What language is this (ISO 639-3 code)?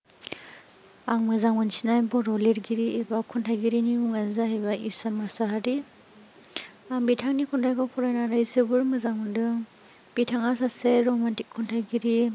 brx